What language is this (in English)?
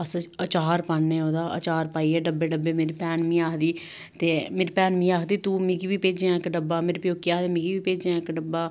Dogri